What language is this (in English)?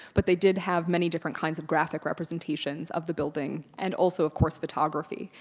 English